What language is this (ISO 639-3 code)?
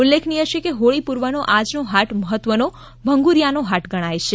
guj